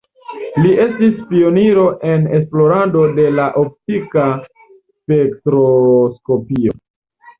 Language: Esperanto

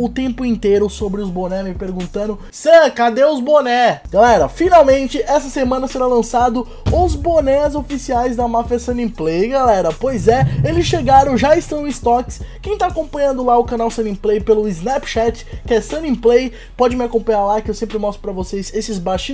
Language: Portuguese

